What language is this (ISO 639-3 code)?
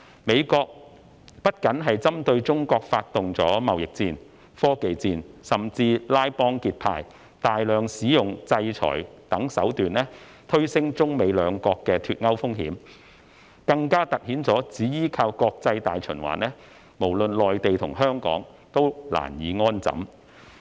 yue